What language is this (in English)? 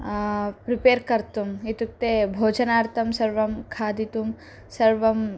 Sanskrit